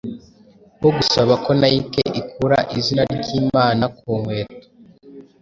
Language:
Kinyarwanda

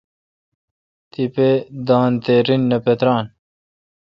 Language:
Kalkoti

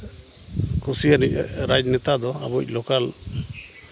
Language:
Santali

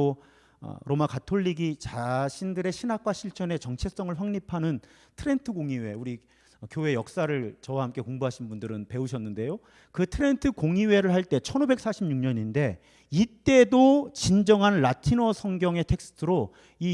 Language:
Korean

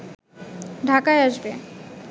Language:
Bangla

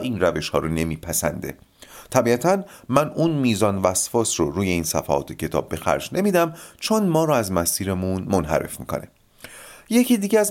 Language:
Persian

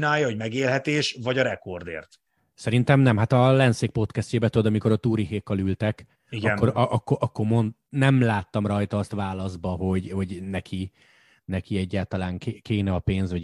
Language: Hungarian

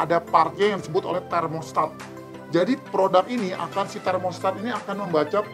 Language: Indonesian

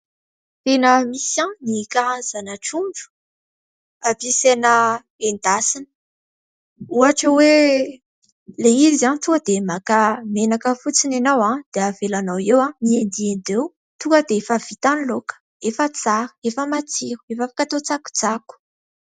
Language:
Malagasy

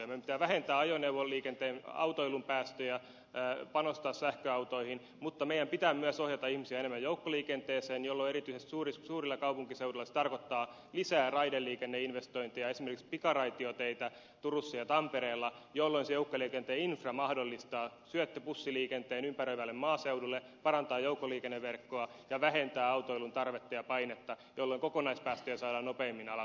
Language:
Finnish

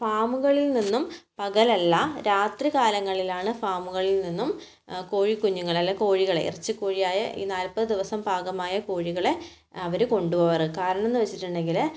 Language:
Malayalam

